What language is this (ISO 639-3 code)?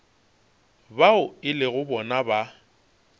nso